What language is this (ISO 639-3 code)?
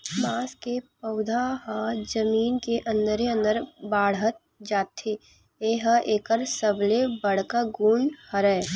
hne